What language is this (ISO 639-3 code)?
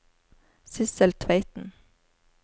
nor